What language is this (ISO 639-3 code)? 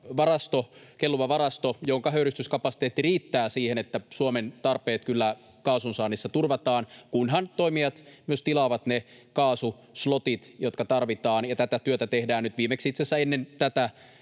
fin